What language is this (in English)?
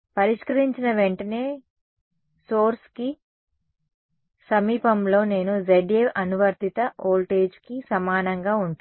Telugu